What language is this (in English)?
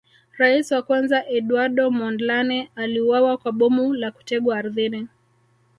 Swahili